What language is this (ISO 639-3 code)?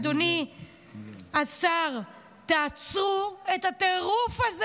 heb